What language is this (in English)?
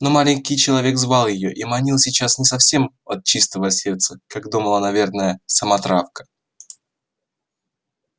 Russian